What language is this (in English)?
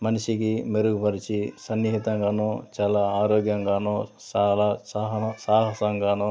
Telugu